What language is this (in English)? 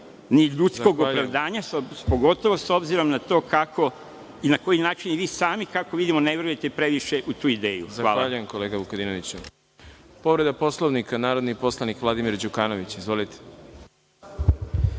Serbian